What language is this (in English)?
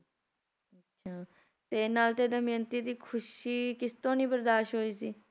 Punjabi